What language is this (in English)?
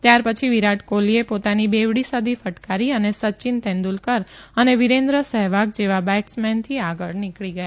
Gujarati